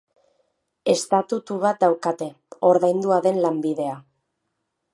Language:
Basque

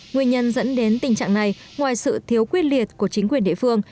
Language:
Vietnamese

